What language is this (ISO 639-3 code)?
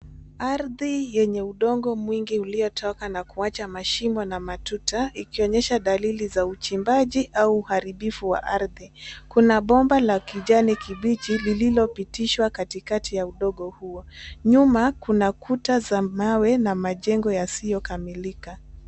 swa